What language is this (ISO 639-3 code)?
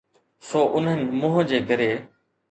snd